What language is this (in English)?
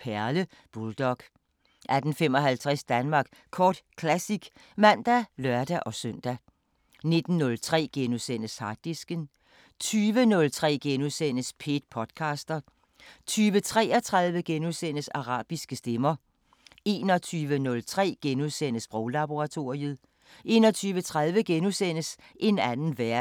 Danish